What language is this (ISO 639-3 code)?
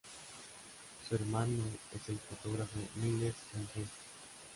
spa